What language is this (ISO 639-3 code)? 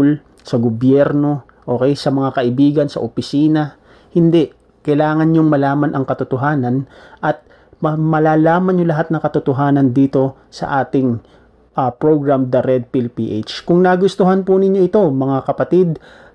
fil